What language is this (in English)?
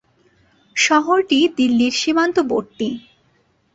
Bangla